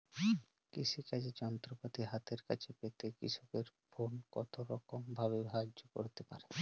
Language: Bangla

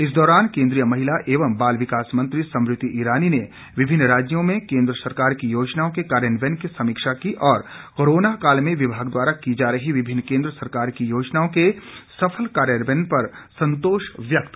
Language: Hindi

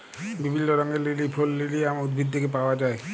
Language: Bangla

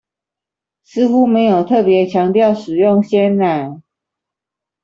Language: Chinese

